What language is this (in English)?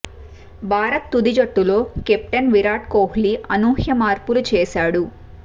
Telugu